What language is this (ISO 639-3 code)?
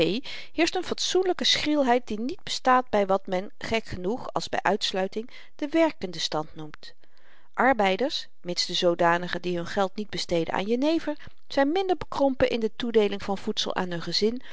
nld